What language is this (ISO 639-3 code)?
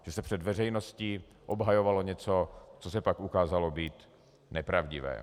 ces